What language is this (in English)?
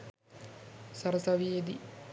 Sinhala